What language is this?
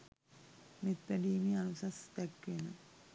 Sinhala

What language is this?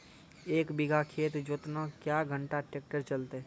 Maithili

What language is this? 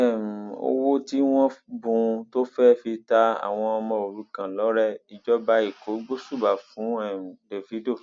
Yoruba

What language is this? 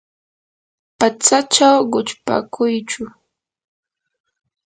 Yanahuanca Pasco Quechua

